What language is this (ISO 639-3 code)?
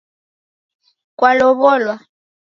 dav